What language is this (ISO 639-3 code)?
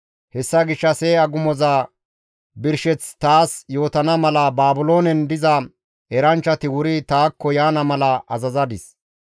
gmv